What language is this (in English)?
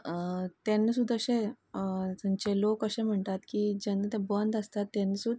Konkani